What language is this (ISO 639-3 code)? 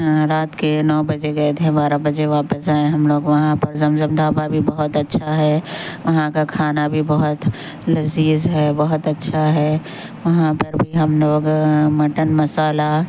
urd